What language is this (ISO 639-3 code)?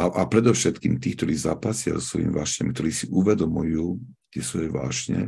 slk